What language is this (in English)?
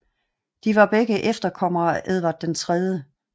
Danish